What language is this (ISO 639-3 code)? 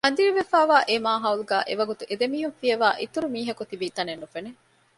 div